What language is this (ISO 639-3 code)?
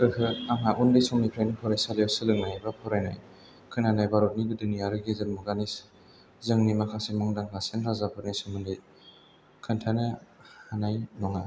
brx